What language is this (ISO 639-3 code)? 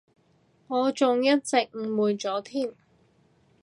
yue